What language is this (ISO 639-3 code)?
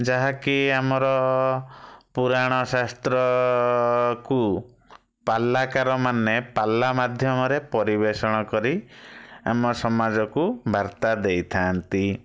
ori